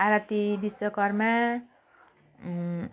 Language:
Nepali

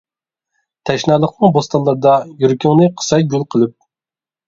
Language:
Uyghur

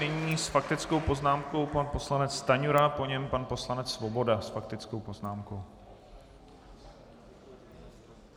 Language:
Czech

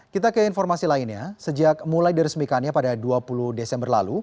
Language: Indonesian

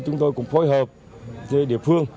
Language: Vietnamese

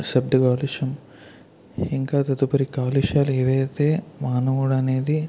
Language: Telugu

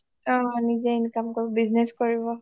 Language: Assamese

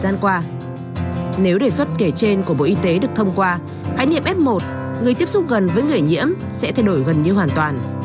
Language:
Vietnamese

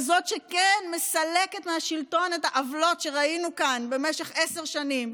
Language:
Hebrew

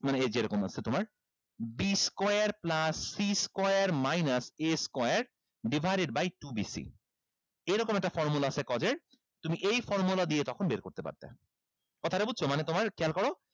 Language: Bangla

